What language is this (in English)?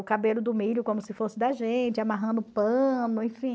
Portuguese